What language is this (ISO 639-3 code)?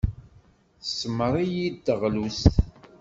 kab